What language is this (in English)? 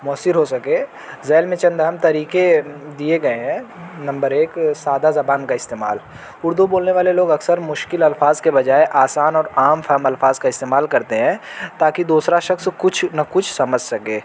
Urdu